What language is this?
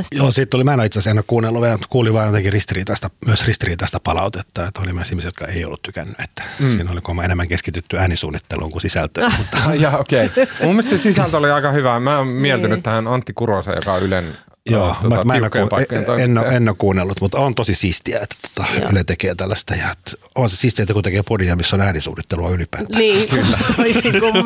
Finnish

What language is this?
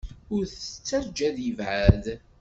Kabyle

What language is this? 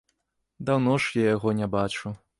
Belarusian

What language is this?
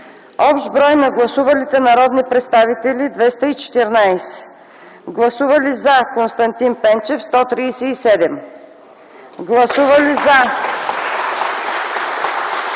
Bulgarian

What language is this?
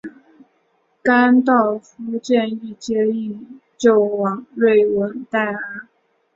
Chinese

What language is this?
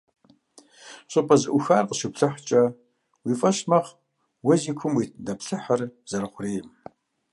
Kabardian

